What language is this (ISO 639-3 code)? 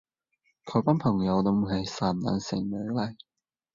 yue